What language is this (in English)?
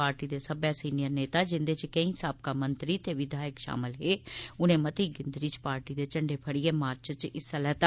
Dogri